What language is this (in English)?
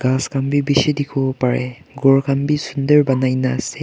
Naga Pidgin